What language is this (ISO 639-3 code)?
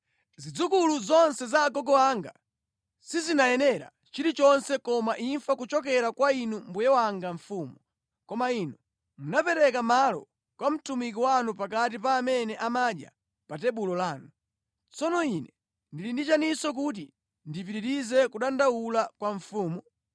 nya